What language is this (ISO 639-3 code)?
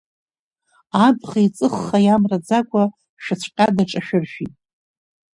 abk